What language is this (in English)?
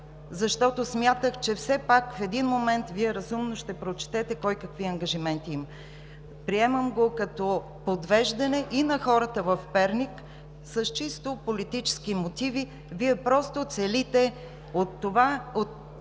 Bulgarian